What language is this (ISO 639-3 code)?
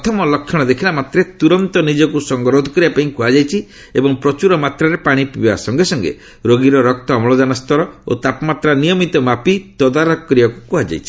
ori